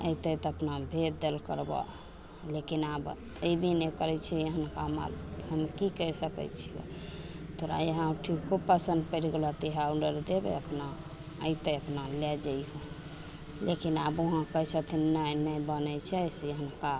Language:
Maithili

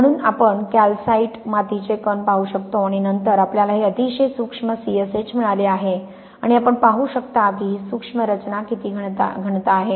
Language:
Marathi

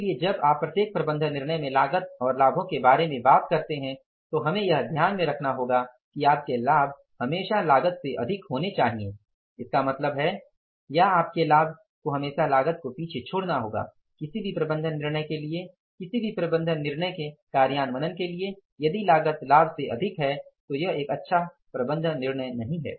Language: Hindi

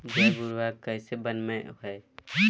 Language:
Magahi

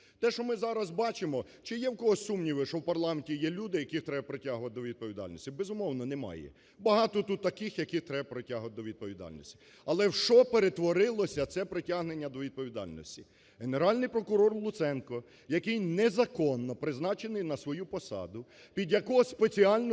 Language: Ukrainian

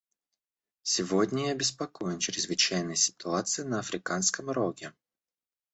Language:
Russian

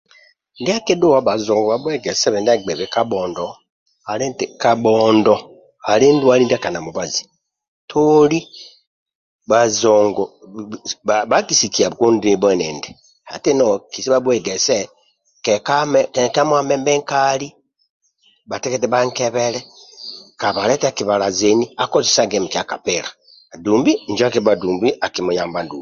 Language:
Amba (Uganda)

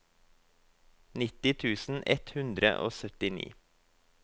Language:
Norwegian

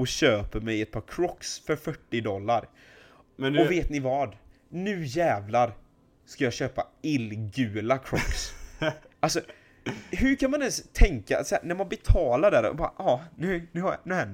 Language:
Swedish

